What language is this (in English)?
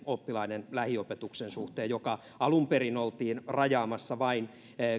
Finnish